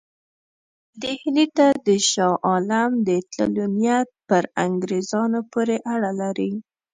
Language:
Pashto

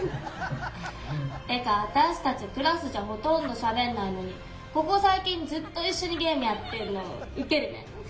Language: Japanese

